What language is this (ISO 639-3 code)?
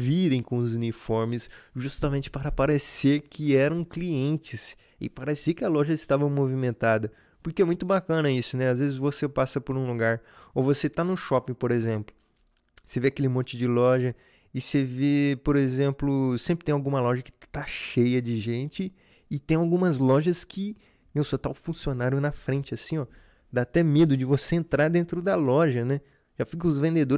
por